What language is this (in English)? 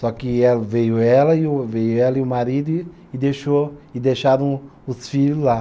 Portuguese